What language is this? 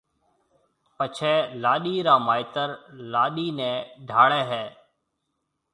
Marwari (Pakistan)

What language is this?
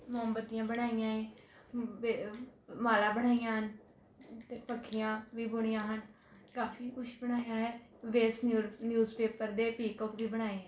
Punjabi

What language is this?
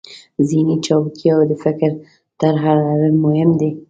Pashto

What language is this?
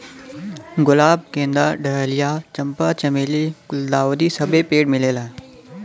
Bhojpuri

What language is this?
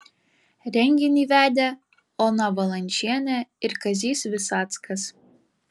Lithuanian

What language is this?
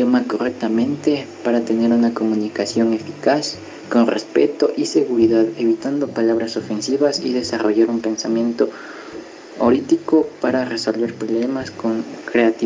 Spanish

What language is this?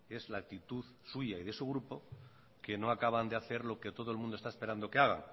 Spanish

